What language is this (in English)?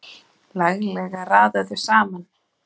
Icelandic